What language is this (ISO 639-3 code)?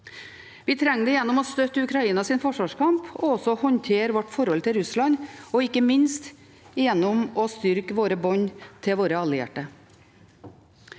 nor